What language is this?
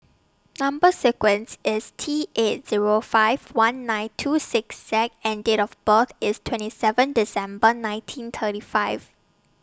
English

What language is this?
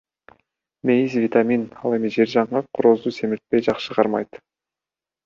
Kyrgyz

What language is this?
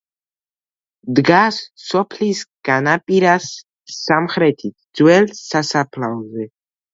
Georgian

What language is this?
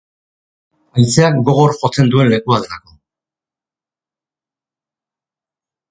Basque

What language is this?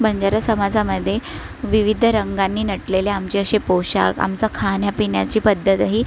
Marathi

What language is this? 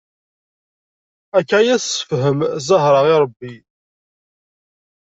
Kabyle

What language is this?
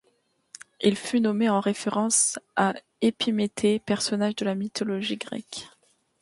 French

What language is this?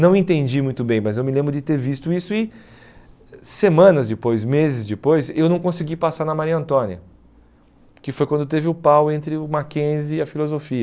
Portuguese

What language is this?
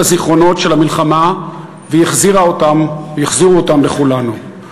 Hebrew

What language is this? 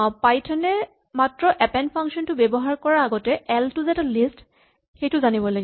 Assamese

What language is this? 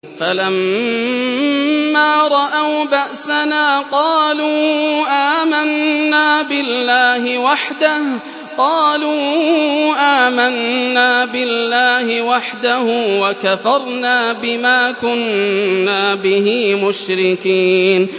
Arabic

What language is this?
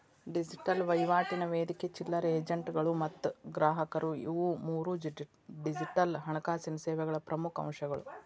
Kannada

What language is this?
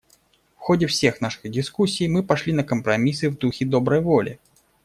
Russian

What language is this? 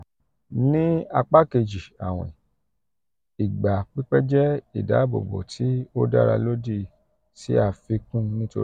Yoruba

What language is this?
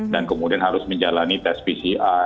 Indonesian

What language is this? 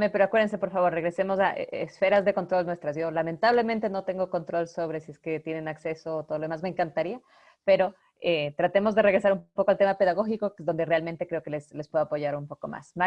Spanish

